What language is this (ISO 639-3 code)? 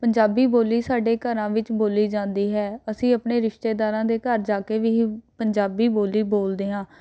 pan